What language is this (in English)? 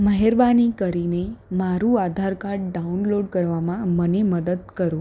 Gujarati